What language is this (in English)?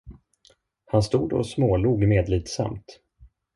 Swedish